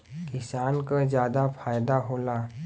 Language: Bhojpuri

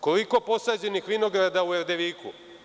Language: Serbian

